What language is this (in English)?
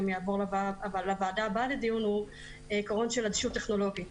Hebrew